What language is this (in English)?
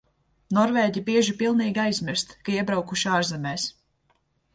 Latvian